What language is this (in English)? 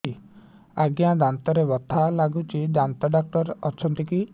Odia